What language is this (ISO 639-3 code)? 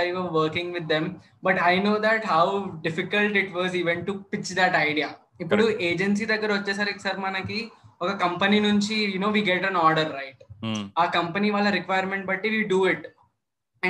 tel